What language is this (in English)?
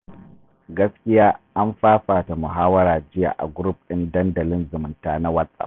Hausa